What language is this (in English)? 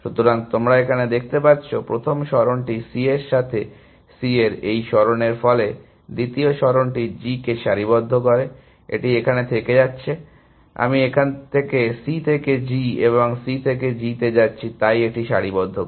Bangla